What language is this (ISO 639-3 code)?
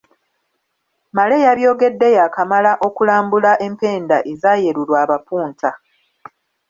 lug